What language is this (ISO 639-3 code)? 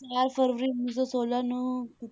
pan